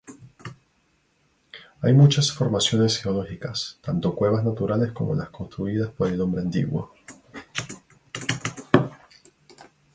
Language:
Spanish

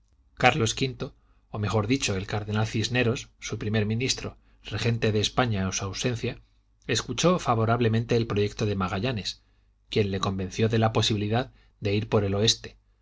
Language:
Spanish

